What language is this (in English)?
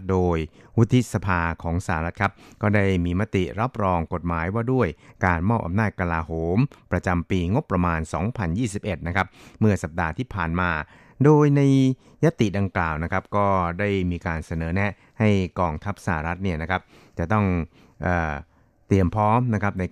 Thai